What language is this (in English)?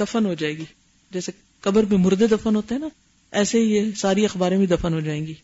Urdu